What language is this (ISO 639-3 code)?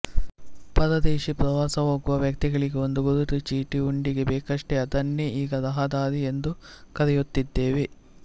kan